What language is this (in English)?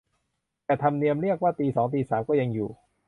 Thai